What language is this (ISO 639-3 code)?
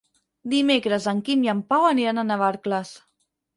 cat